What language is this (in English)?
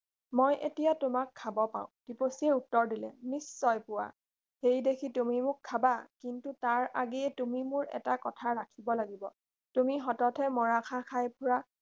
Assamese